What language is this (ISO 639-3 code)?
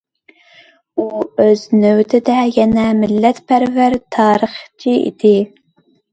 uig